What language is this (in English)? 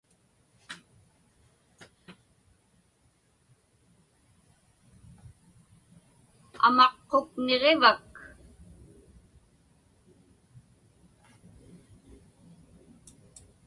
Inupiaq